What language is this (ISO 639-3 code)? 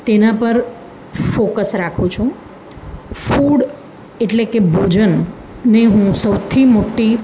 guj